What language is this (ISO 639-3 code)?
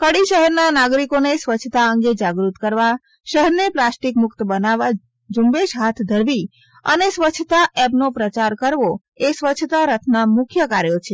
guj